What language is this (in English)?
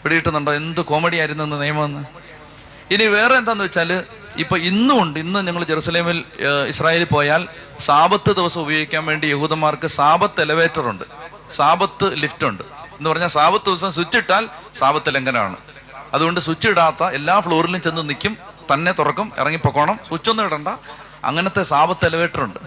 Malayalam